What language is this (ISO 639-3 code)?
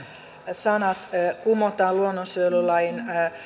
fin